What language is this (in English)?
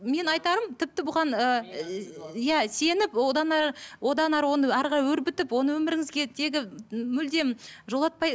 Kazakh